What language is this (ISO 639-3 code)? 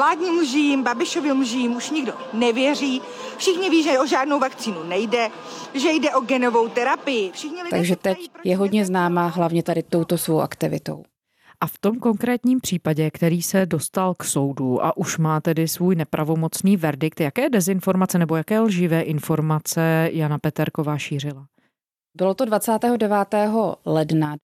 ces